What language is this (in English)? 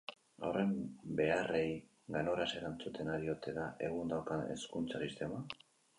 Basque